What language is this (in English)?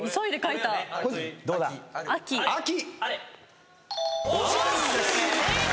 Japanese